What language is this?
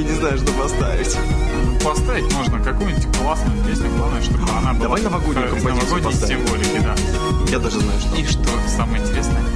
Russian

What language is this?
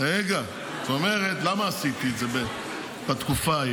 Hebrew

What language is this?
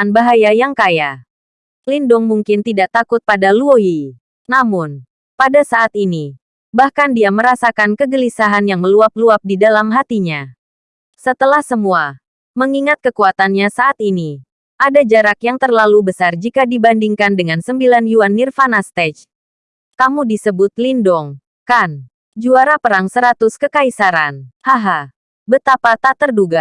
Indonesian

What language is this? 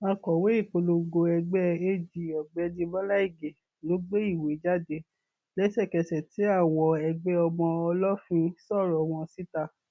Yoruba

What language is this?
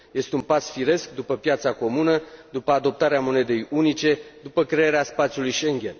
Romanian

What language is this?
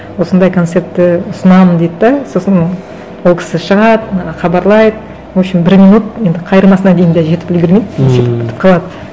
Kazakh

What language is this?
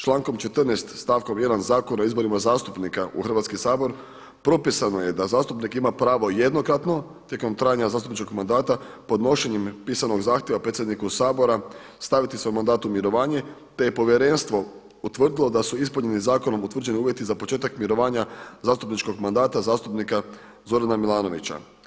Croatian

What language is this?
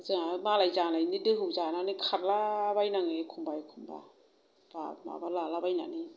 Bodo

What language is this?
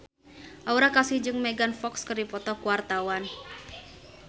Sundanese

